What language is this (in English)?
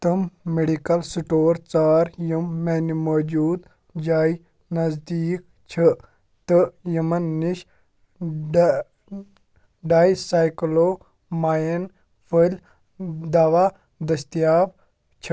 Kashmiri